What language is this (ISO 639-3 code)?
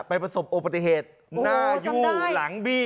tha